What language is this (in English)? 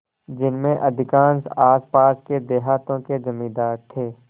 Hindi